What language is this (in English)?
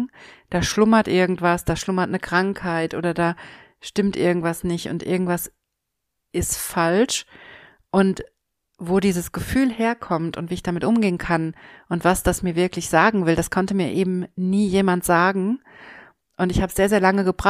German